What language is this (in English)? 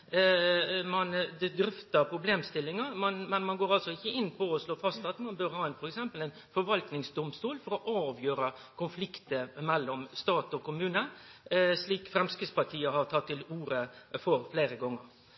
Norwegian Nynorsk